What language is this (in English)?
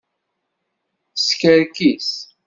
Kabyle